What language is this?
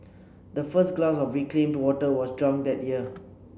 English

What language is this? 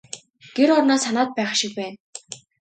Mongolian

